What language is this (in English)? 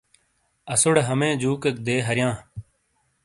Shina